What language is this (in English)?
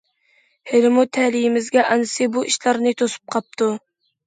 Uyghur